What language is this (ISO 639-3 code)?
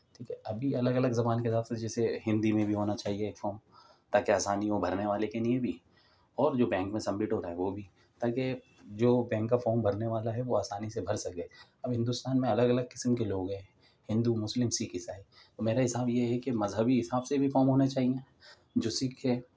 urd